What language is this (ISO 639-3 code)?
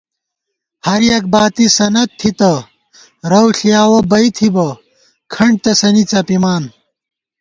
gwt